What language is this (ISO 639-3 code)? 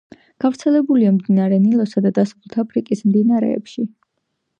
kat